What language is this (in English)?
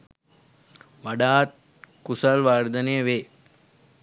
Sinhala